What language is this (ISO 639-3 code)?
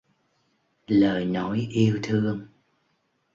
vie